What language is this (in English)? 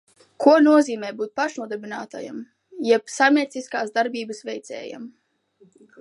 Latvian